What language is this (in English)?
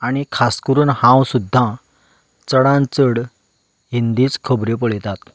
Konkani